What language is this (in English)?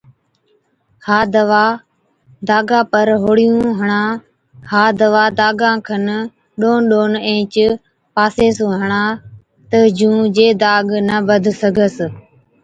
Od